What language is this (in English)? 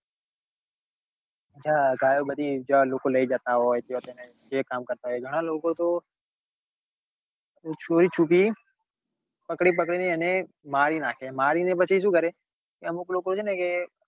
Gujarati